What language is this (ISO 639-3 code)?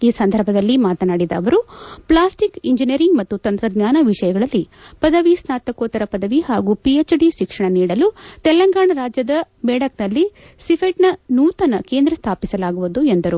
kan